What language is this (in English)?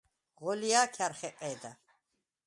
Svan